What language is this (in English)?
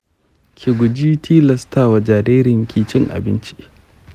Hausa